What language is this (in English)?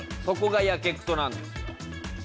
Japanese